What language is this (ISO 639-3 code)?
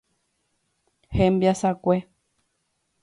grn